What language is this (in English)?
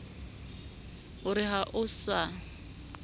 Southern Sotho